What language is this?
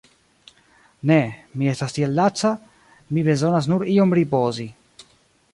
Esperanto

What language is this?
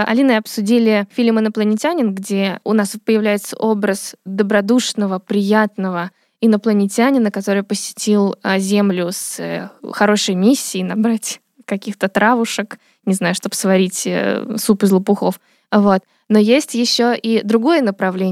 Russian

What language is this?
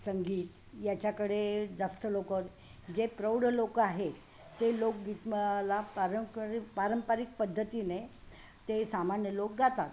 Marathi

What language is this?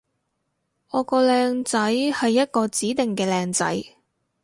Cantonese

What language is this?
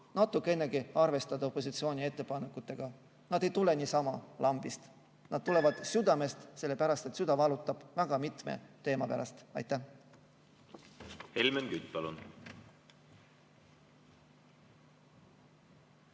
Estonian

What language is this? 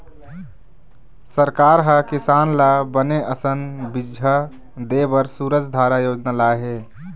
Chhattisgarhi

